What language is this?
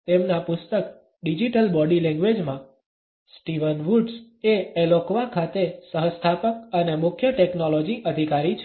Gujarati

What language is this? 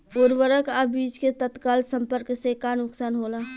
Bhojpuri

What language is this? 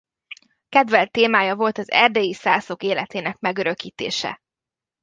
Hungarian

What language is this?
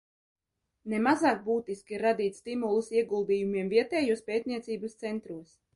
Latvian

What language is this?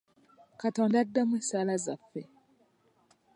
Ganda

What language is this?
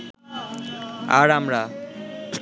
Bangla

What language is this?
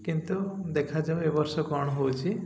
Odia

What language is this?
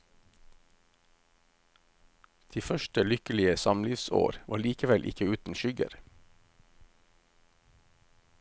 Norwegian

